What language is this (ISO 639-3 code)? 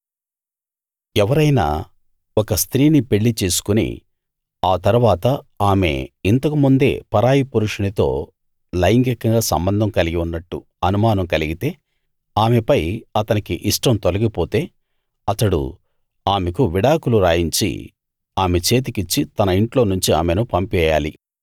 tel